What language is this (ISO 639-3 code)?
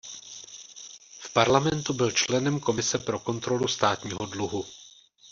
ces